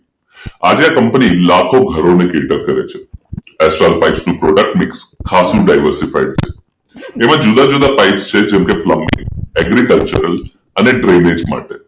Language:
Gujarati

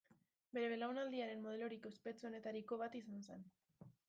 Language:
Basque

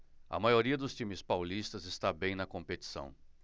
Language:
Portuguese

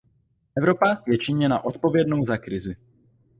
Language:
Czech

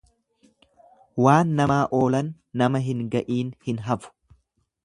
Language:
Oromo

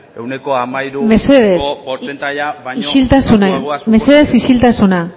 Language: Basque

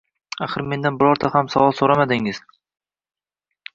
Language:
Uzbek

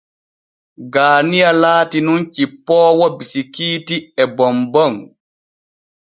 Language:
Borgu Fulfulde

